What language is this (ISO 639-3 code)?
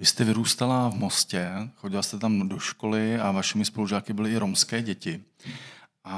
ces